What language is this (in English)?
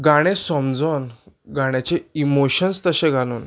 Konkani